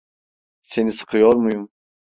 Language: Turkish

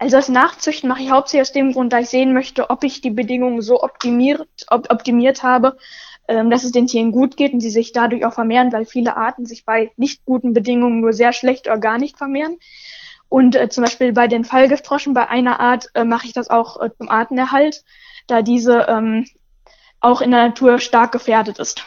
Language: German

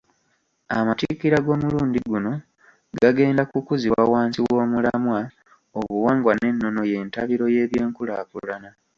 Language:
Ganda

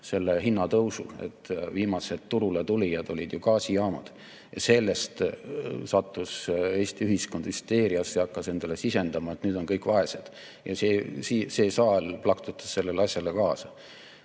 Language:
Estonian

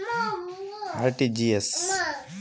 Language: Kannada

